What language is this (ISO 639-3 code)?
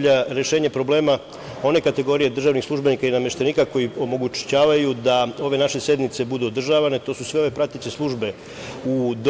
srp